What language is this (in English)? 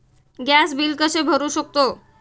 Marathi